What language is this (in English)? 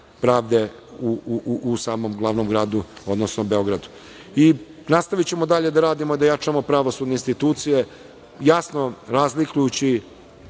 Serbian